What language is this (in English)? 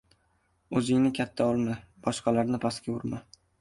Uzbek